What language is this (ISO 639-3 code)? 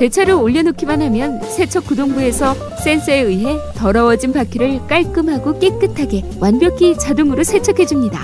kor